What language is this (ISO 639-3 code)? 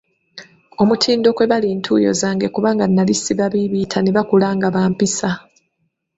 lug